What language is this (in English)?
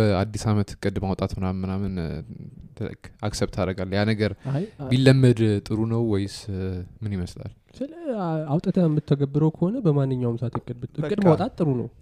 Amharic